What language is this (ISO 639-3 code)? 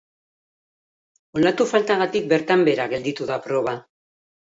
eus